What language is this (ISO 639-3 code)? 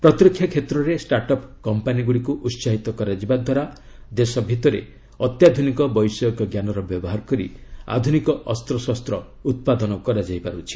ori